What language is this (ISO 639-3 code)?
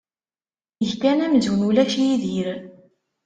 kab